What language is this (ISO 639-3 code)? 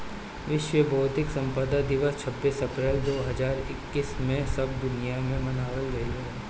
bho